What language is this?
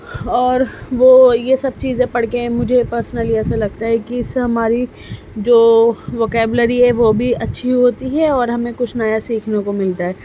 Urdu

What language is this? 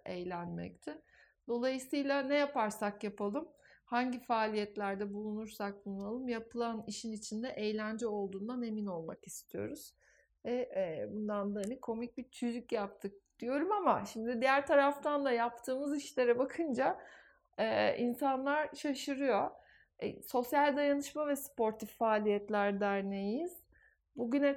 Turkish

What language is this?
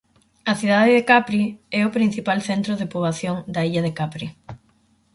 Galician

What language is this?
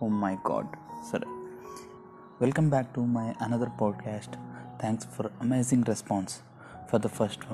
Telugu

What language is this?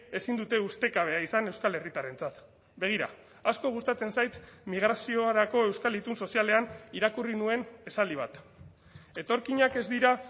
Basque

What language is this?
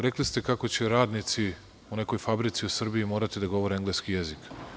Serbian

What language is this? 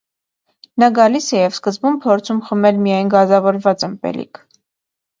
Armenian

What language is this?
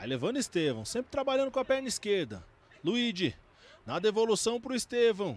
Portuguese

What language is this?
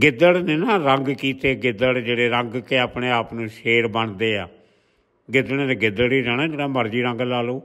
Punjabi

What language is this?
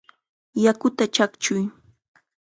Chiquián Ancash Quechua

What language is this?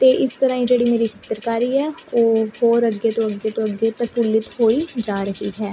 Punjabi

